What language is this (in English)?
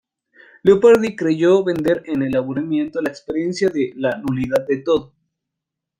Spanish